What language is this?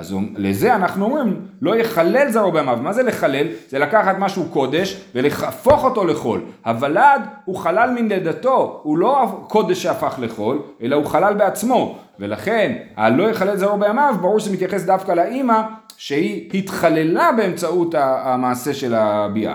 Hebrew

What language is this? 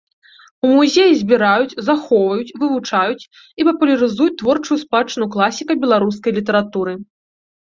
Belarusian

